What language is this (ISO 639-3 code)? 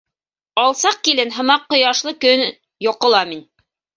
bak